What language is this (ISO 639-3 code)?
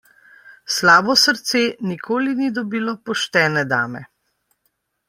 slv